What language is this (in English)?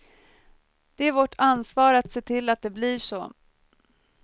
Swedish